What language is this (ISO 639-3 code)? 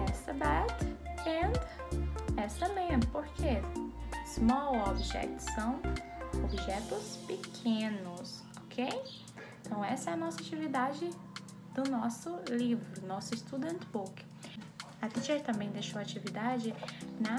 por